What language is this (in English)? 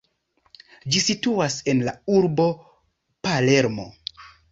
Esperanto